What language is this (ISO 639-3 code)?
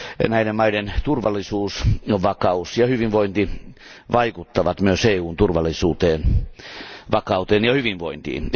fin